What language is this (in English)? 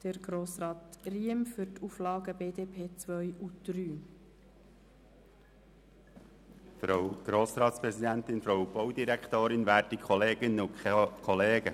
Swiss German